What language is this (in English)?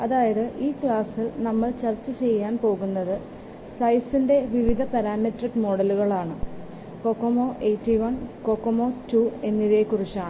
Malayalam